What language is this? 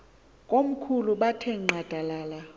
Xhosa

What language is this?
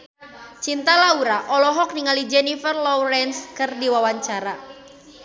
Sundanese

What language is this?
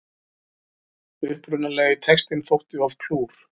Icelandic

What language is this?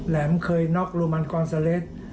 Thai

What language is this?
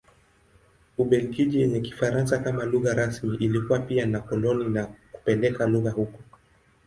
Swahili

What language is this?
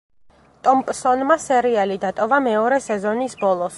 Georgian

